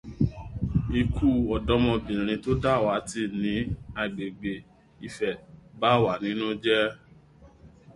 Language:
Yoruba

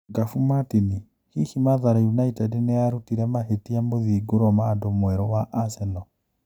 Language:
Kikuyu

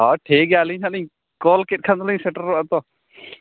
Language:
Santali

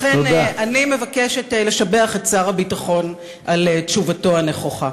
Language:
Hebrew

